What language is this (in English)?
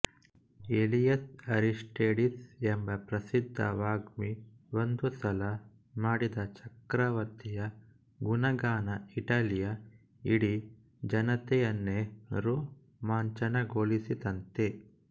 Kannada